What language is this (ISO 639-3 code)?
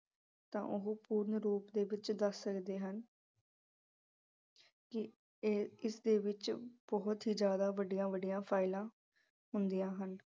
pan